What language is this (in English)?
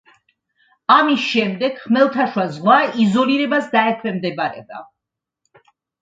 Georgian